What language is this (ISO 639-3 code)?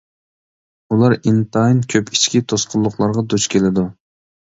uig